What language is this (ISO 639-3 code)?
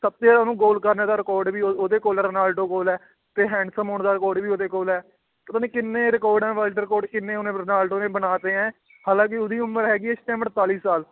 pan